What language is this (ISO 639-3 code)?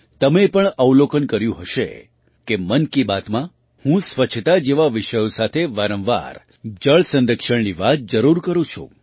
guj